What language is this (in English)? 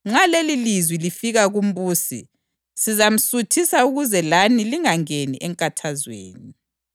North Ndebele